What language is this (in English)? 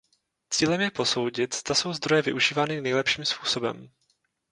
Czech